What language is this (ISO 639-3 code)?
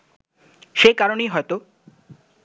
ben